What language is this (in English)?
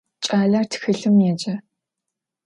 Adyghe